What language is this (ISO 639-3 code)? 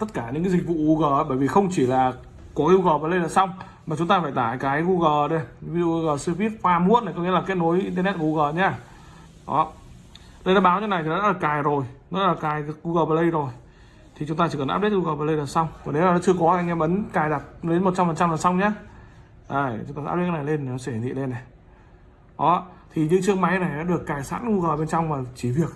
vie